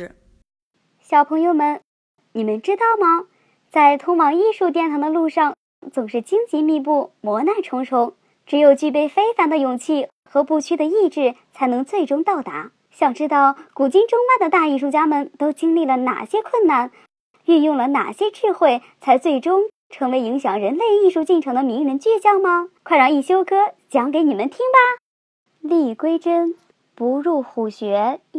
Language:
Chinese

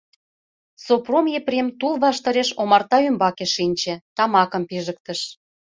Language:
Mari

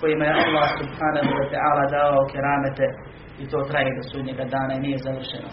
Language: Croatian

